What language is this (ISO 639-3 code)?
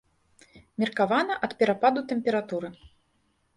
bel